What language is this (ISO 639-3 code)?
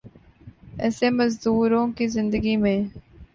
urd